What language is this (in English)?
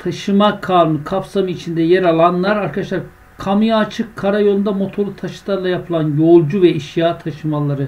Turkish